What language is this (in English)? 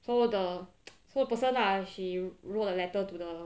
English